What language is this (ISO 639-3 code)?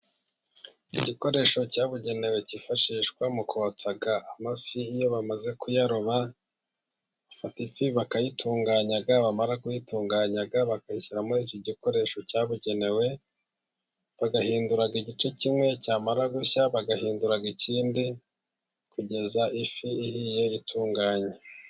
kin